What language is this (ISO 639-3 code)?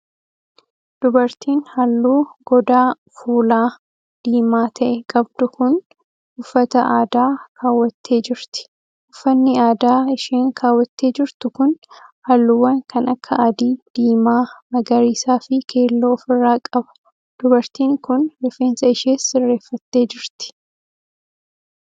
orm